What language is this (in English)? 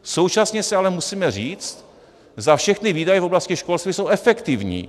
Czech